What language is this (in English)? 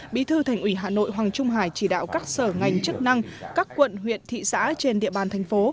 Vietnamese